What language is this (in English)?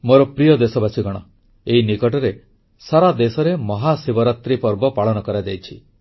Odia